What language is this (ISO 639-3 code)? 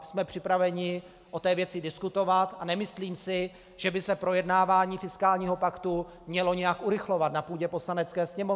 ces